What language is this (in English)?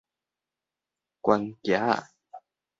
Min Nan Chinese